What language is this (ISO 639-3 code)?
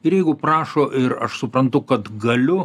lit